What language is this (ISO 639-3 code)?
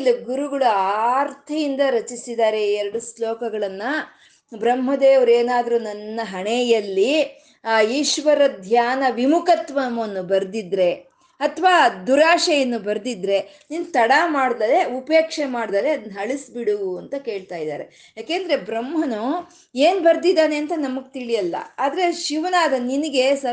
kan